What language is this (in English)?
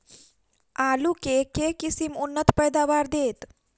Maithili